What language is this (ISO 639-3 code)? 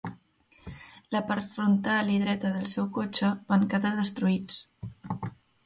cat